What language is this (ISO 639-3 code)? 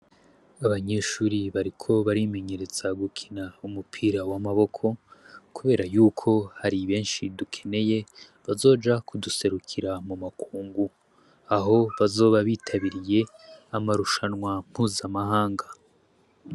run